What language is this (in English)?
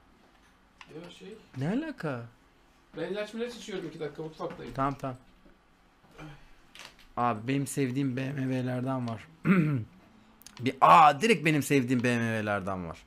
Turkish